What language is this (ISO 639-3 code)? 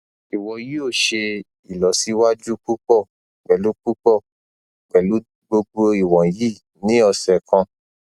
yor